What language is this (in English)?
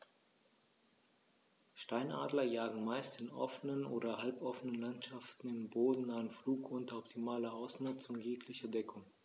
German